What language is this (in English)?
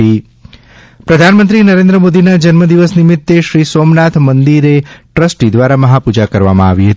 Gujarati